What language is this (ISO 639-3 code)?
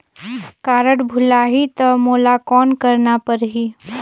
hne